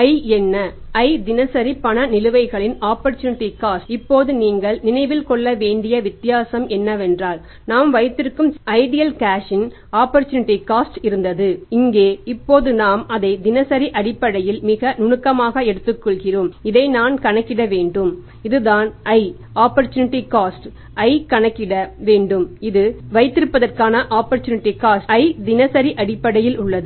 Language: Tamil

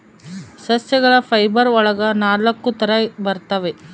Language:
Kannada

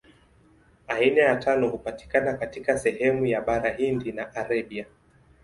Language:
Swahili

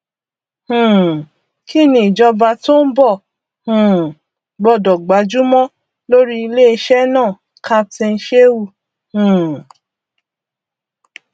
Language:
Yoruba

